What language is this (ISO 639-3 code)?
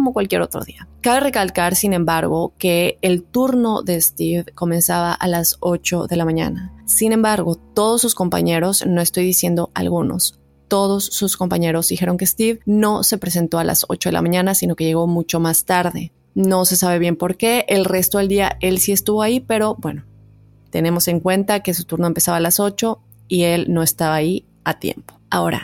spa